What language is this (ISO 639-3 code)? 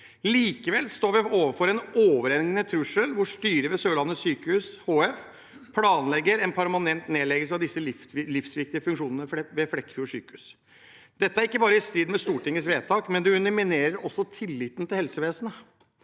nor